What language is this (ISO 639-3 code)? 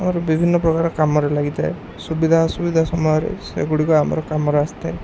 ori